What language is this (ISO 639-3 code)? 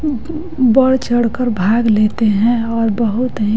hin